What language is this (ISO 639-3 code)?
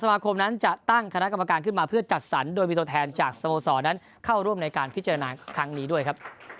tha